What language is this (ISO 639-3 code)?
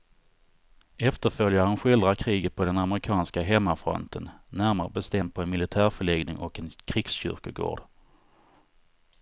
swe